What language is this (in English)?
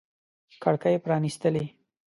Pashto